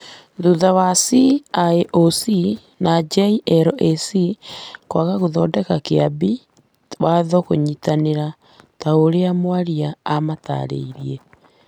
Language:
Kikuyu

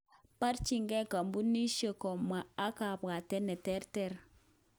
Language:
Kalenjin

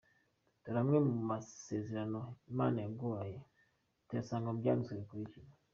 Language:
Kinyarwanda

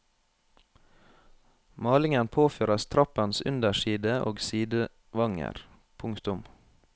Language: Norwegian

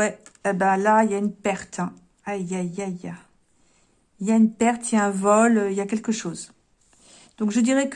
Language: French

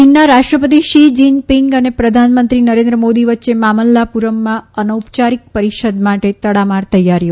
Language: Gujarati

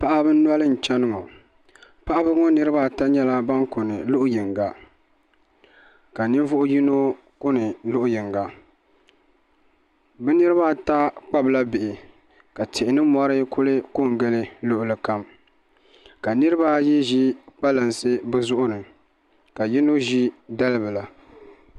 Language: Dagbani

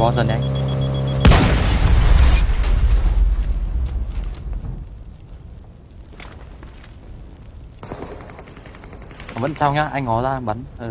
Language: Vietnamese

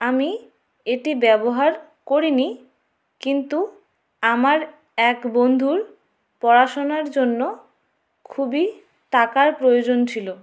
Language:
Bangla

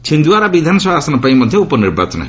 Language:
Odia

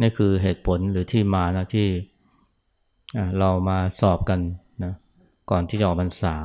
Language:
Thai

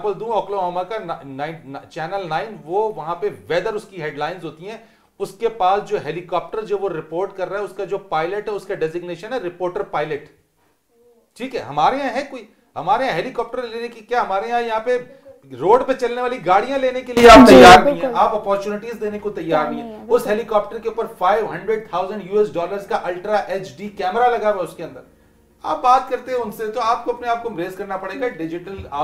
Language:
Hindi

